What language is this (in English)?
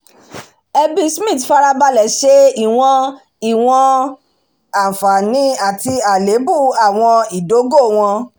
Yoruba